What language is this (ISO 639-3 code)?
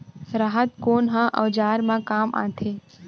hne